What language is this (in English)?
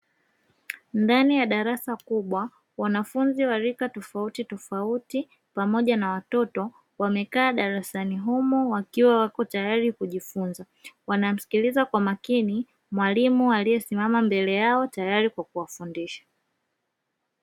Swahili